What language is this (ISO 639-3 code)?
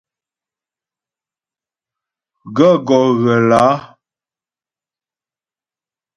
bbj